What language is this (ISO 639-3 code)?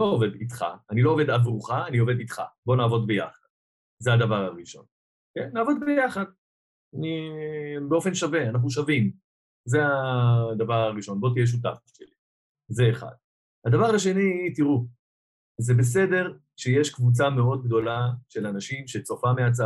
heb